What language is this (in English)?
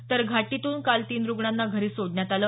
Marathi